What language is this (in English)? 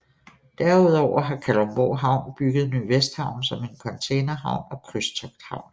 Danish